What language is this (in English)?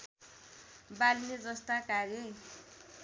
Nepali